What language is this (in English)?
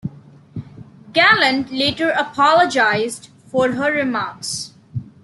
English